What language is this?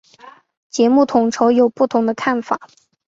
Chinese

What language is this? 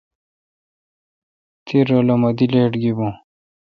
Kalkoti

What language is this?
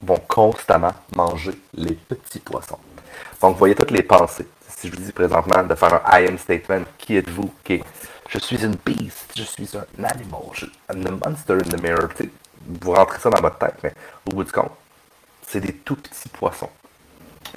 French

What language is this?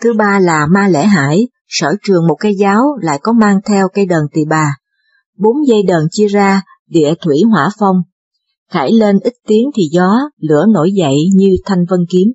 Vietnamese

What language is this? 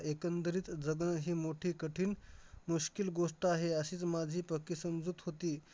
Marathi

